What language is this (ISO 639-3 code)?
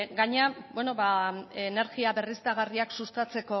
eus